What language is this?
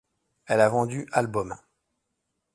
French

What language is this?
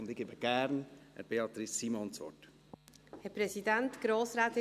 Swiss German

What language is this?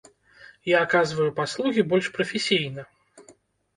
Belarusian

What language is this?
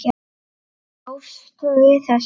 Icelandic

